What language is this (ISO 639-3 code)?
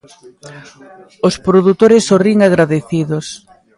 glg